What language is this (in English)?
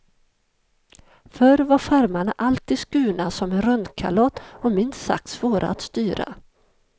Swedish